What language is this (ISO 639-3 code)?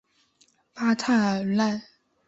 zho